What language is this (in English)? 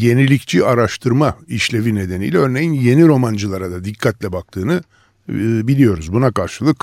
Turkish